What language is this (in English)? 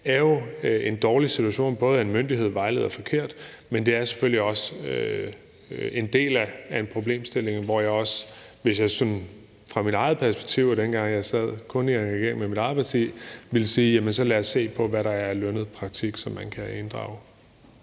Danish